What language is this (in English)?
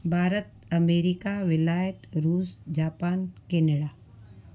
Sindhi